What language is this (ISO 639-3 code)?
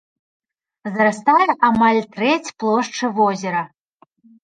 bel